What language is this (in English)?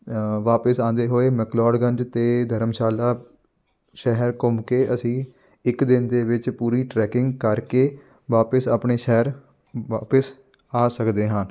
Punjabi